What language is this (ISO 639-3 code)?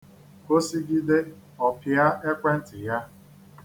ibo